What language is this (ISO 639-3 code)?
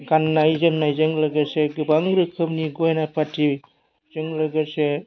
brx